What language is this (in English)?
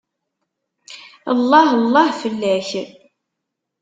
Kabyle